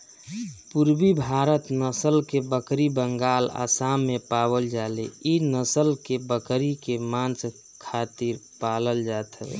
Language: Bhojpuri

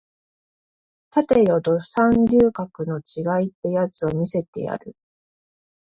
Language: Japanese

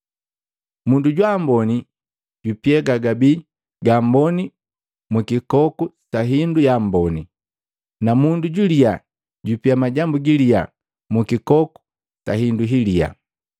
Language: Matengo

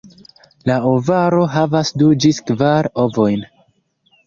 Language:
Esperanto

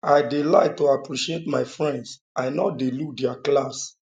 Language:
Nigerian Pidgin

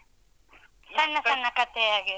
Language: Kannada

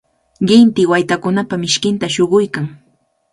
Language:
Cajatambo North Lima Quechua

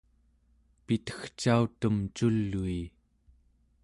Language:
Central Yupik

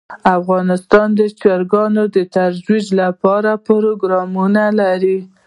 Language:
Pashto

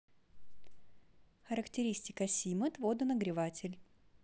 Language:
Russian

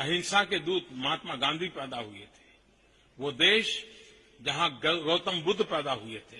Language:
Hindi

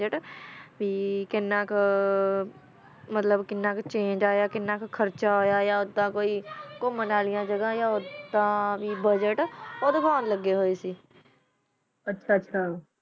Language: Punjabi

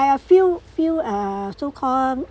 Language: English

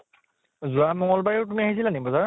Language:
Assamese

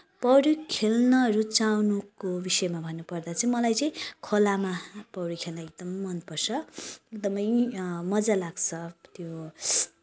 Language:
Nepali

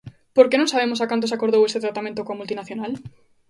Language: Galician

